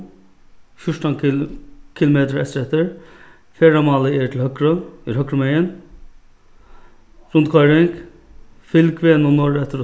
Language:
Faroese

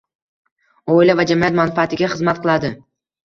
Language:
Uzbek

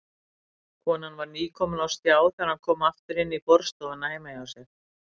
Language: Icelandic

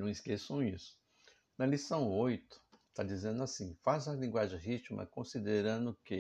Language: Portuguese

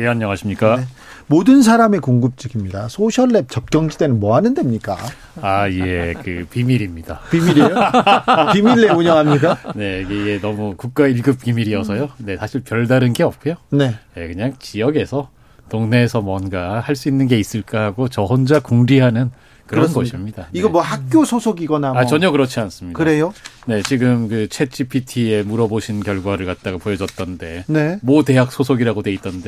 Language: Korean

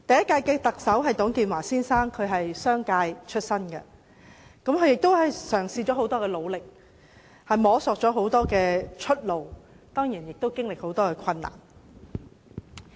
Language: Cantonese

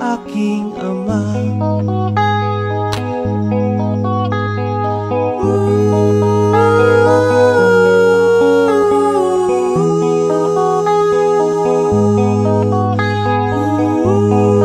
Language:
Indonesian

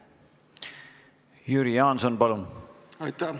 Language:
Estonian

